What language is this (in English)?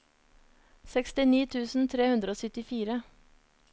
Norwegian